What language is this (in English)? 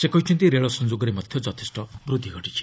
Odia